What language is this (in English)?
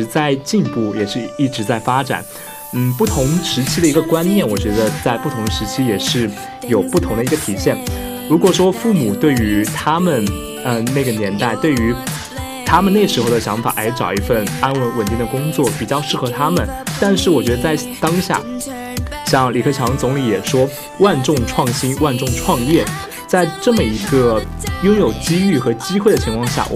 Chinese